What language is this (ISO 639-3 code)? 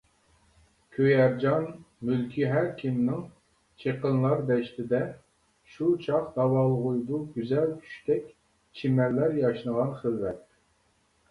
uig